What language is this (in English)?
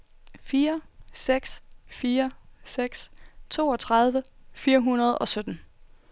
Danish